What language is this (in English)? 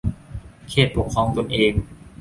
Thai